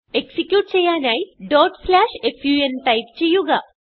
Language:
Malayalam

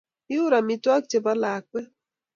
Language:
Kalenjin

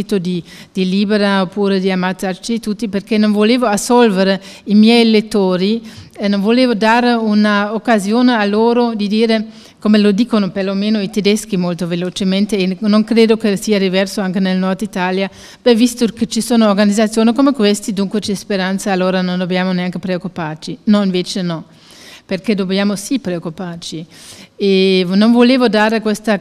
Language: Italian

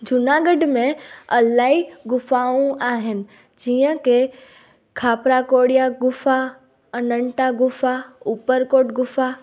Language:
Sindhi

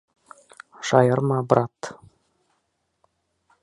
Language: Bashkir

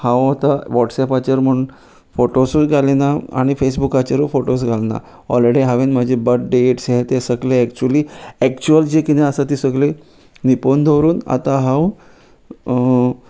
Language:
Konkani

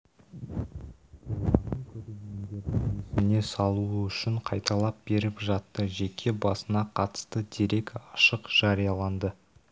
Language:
Kazakh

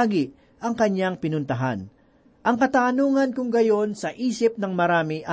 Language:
Filipino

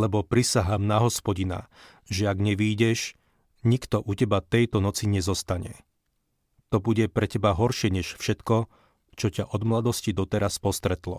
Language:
Slovak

